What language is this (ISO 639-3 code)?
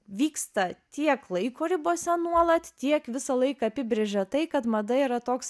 lit